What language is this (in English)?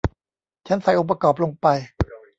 Thai